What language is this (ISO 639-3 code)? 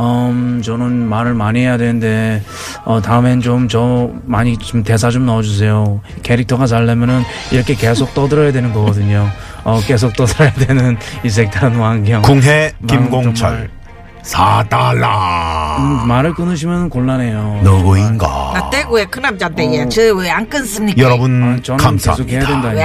kor